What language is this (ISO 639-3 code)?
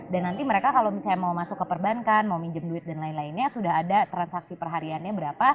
ind